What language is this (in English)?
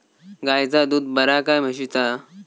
Marathi